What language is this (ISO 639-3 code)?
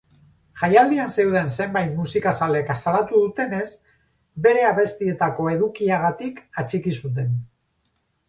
eus